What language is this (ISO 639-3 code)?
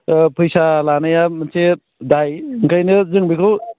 brx